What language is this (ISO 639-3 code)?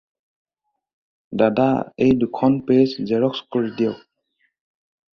asm